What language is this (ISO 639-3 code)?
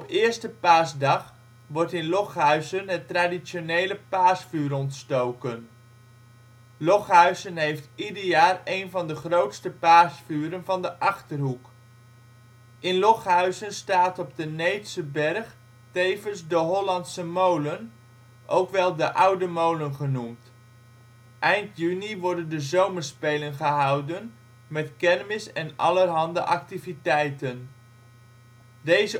nld